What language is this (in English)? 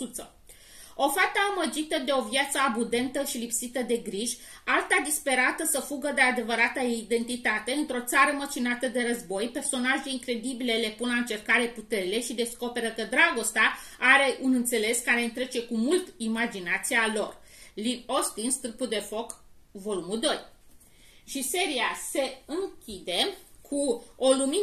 Romanian